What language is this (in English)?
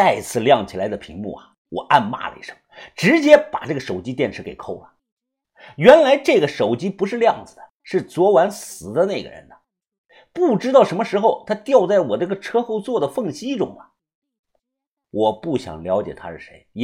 Chinese